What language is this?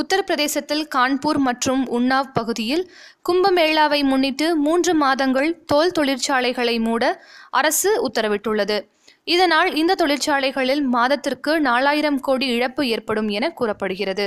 Tamil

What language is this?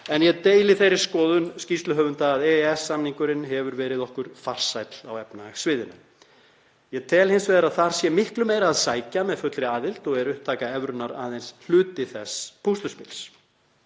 Icelandic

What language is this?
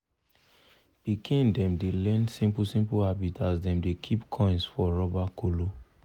Nigerian Pidgin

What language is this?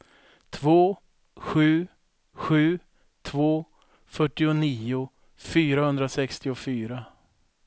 Swedish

